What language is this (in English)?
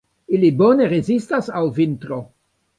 Esperanto